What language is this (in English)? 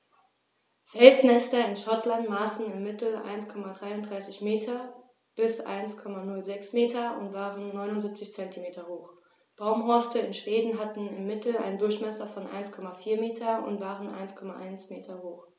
German